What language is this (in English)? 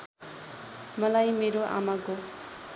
Nepali